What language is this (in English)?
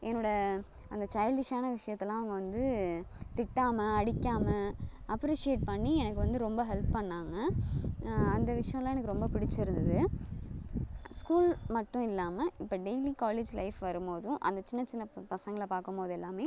Tamil